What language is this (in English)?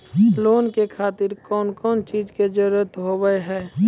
Maithili